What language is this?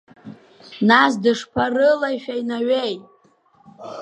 Abkhazian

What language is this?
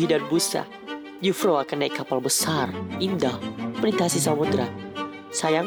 Indonesian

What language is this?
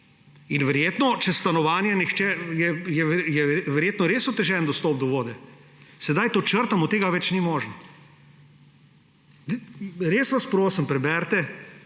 Slovenian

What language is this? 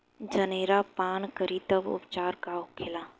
Bhojpuri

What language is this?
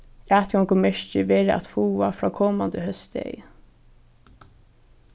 Faroese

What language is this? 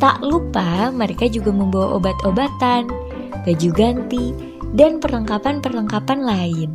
Indonesian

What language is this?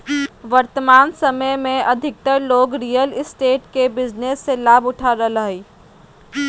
Magahi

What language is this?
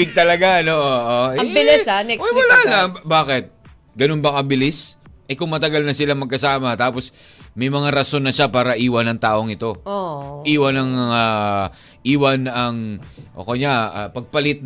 Filipino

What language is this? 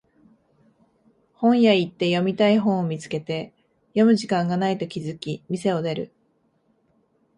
Japanese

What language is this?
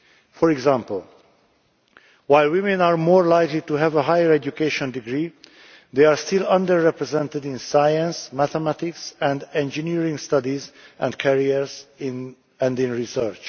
English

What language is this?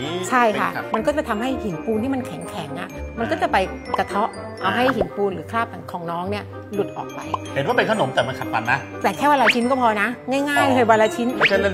Thai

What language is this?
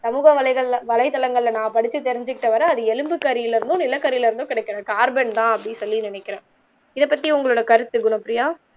Tamil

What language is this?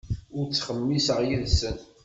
Kabyle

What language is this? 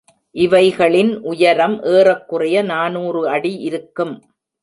Tamil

